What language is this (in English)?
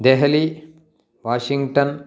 Sanskrit